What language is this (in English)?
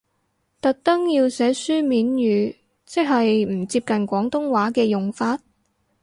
Cantonese